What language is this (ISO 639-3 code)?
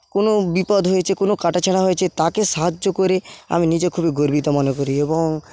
ben